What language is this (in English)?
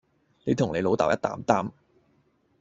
Cantonese